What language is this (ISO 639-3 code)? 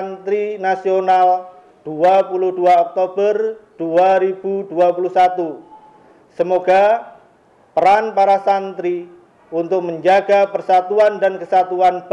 ind